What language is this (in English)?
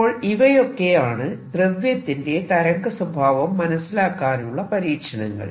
Malayalam